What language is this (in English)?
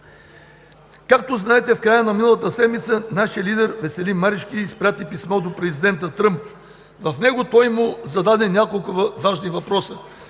Bulgarian